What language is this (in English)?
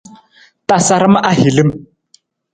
Nawdm